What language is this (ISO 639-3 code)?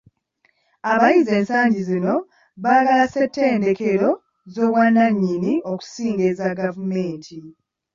lug